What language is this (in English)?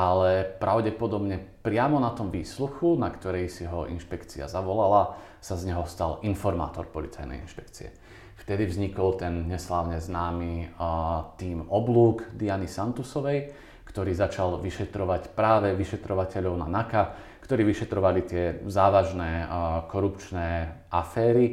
Slovak